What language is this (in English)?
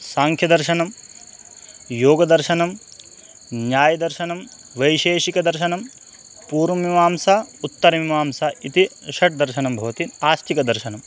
Sanskrit